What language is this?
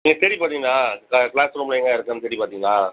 Tamil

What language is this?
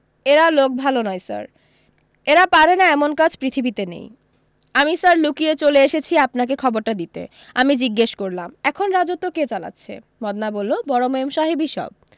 Bangla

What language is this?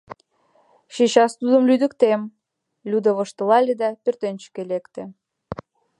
Mari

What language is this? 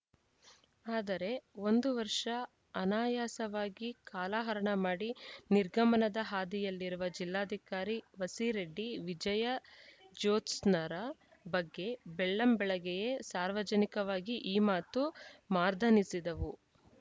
Kannada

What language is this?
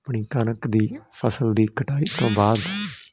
Punjabi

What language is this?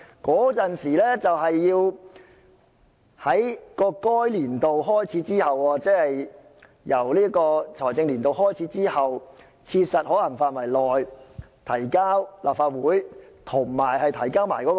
Cantonese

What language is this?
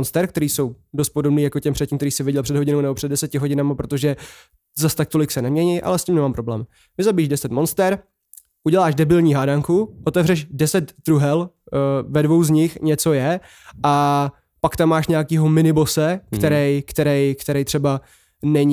Czech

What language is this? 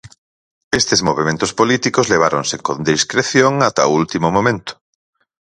Galician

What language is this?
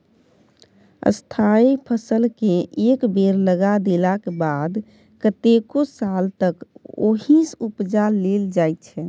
Maithili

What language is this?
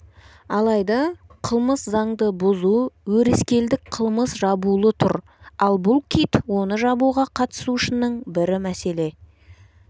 Kazakh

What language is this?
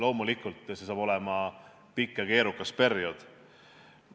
Estonian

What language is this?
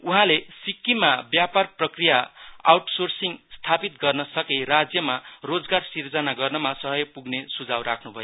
Nepali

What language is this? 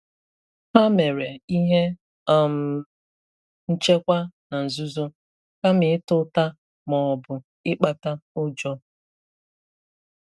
Igbo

